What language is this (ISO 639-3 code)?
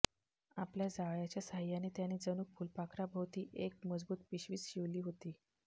mar